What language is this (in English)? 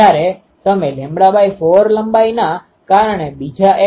Gujarati